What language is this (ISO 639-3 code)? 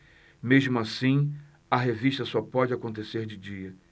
por